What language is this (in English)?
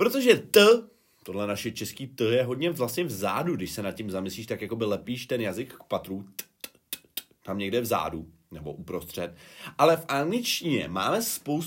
Czech